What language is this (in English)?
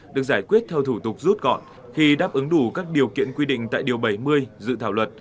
Vietnamese